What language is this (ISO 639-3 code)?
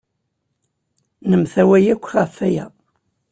kab